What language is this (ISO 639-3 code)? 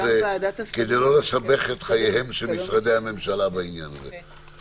heb